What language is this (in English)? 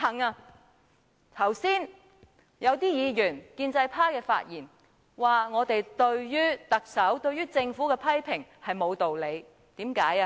Cantonese